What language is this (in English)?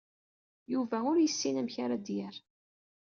Kabyle